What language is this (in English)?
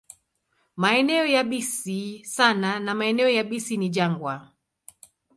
Swahili